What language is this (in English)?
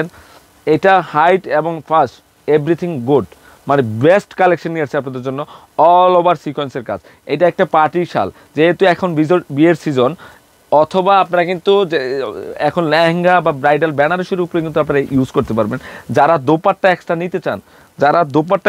Turkish